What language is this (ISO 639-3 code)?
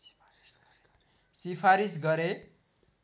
nep